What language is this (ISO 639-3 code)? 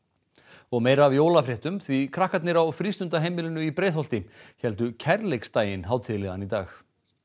isl